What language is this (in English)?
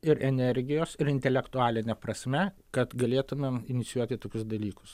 Lithuanian